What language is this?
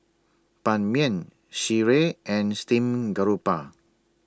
English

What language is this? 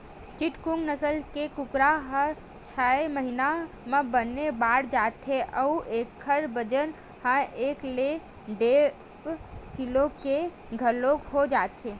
Chhattisgarhi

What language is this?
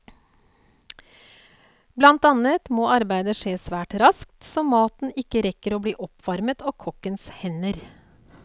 Norwegian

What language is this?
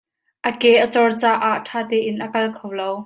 Hakha Chin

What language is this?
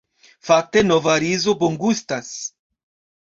Esperanto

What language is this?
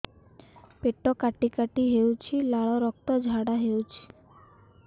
Odia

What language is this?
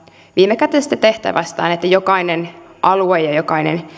Finnish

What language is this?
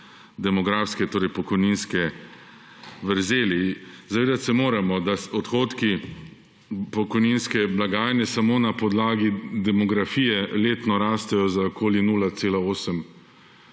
Slovenian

